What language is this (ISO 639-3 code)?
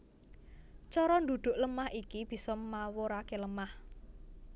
jav